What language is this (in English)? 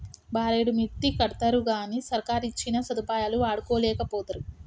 Telugu